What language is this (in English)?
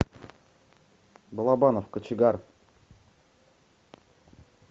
Russian